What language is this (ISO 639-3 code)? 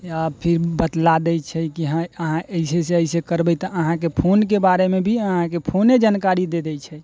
mai